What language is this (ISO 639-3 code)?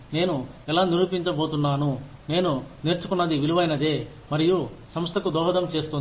tel